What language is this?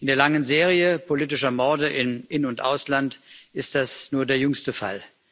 German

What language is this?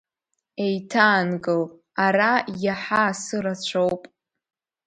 Abkhazian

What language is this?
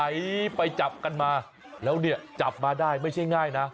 Thai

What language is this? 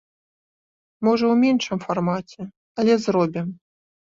Belarusian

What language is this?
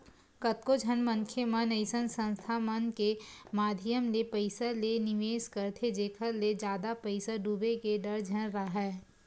Chhattisgarhi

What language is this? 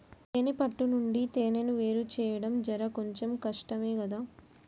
Telugu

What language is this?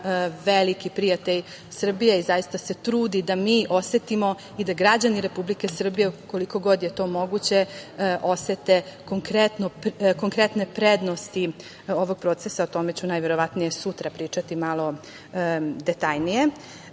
Serbian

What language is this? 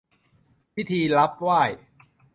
Thai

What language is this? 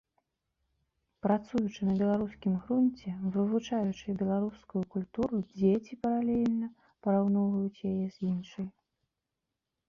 Belarusian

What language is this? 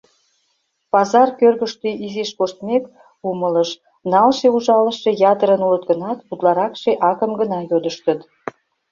Mari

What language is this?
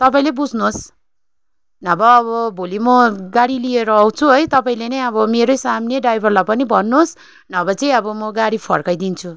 Nepali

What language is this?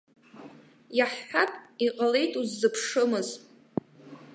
Abkhazian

